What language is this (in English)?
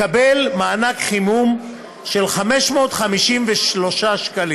Hebrew